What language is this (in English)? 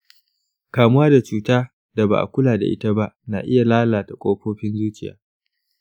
Hausa